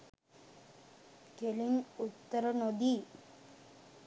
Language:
Sinhala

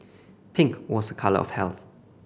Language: English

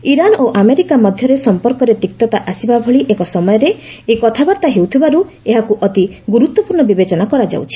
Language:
Odia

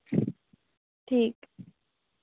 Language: Dogri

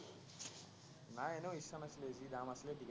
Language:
Assamese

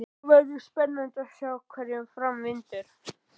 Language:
Icelandic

